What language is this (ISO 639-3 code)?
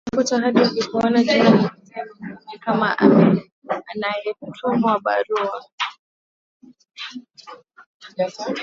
swa